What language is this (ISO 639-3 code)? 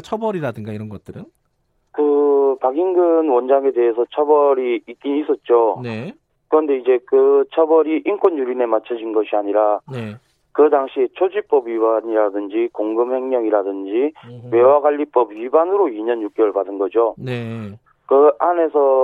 kor